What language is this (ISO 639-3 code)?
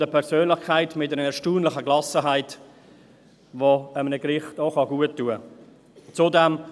gsw